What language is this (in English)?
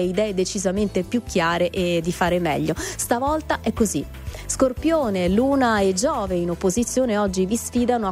Italian